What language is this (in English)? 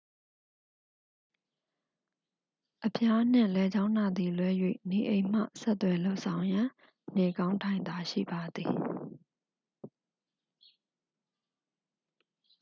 Burmese